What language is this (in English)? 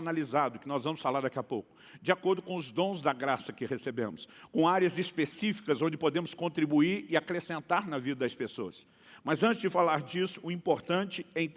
Portuguese